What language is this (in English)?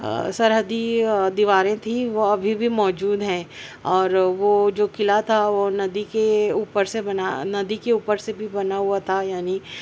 Urdu